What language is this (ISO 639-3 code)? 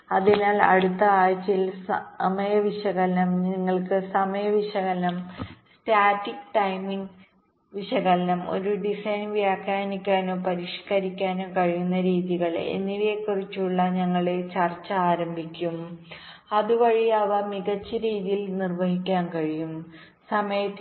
mal